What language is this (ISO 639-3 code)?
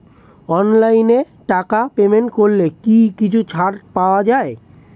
ben